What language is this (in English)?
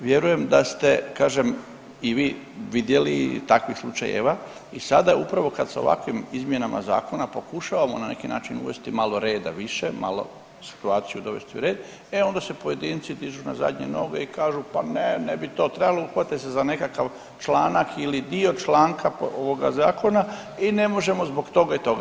Croatian